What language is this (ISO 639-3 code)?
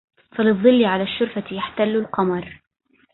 ara